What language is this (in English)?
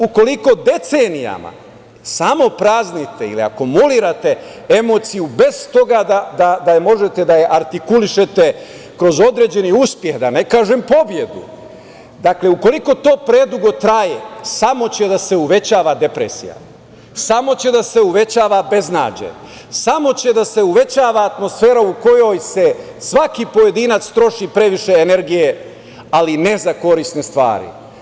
Serbian